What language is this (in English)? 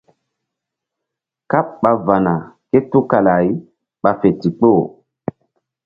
Mbum